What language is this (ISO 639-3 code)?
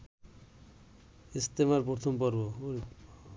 ben